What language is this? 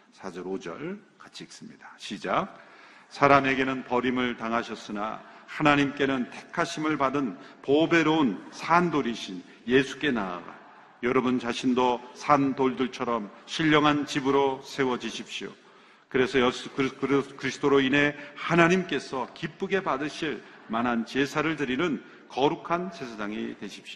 Korean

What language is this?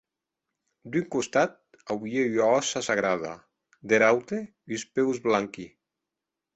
Occitan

